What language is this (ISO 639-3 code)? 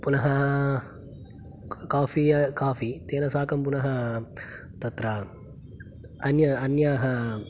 san